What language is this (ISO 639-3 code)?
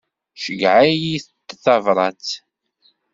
kab